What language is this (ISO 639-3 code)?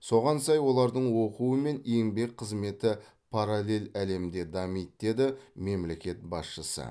kaz